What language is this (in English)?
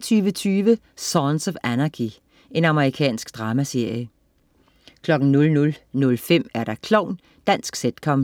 Danish